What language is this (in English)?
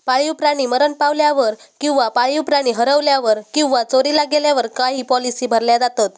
Marathi